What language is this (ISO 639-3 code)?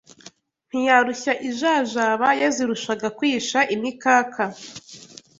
kin